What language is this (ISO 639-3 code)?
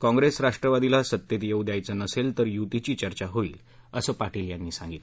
mar